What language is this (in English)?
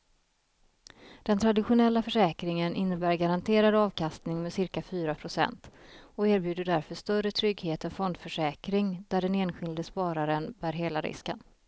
Swedish